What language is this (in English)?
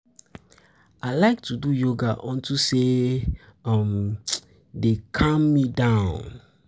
Nigerian Pidgin